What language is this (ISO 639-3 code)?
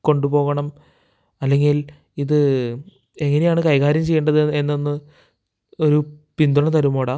mal